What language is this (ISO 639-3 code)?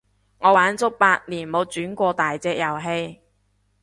yue